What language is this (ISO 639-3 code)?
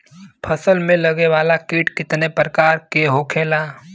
bho